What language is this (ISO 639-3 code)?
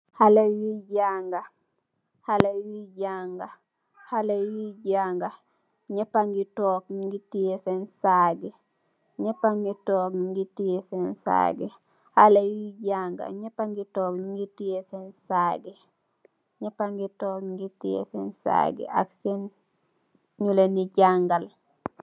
wol